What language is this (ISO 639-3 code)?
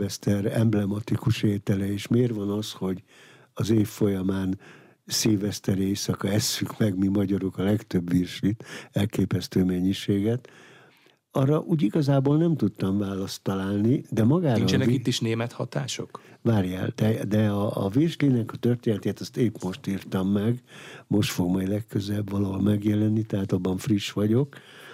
hun